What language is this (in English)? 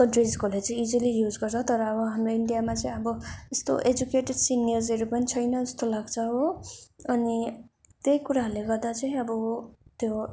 Nepali